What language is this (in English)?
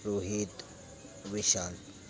Marathi